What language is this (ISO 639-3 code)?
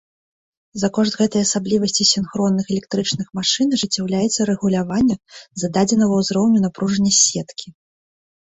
bel